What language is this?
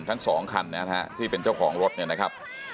Thai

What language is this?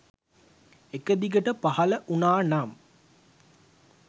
Sinhala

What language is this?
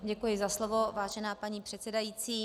Czech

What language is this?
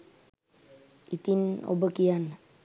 Sinhala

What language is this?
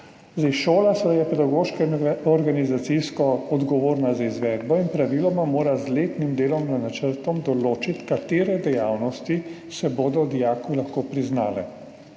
Slovenian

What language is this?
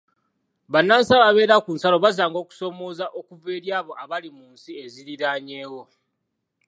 Ganda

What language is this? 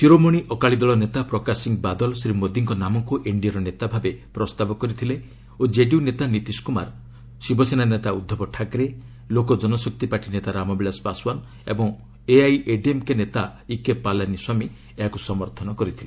Odia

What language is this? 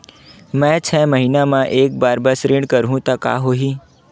Chhattisgarhi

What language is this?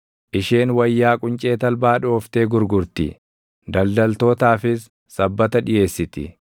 Oromo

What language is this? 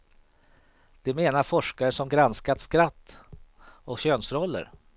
Swedish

